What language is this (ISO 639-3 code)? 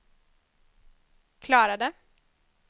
swe